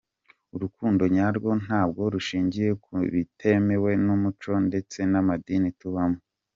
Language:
Kinyarwanda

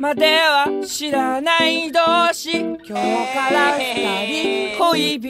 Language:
Spanish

